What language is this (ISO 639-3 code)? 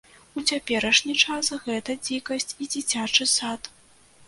bel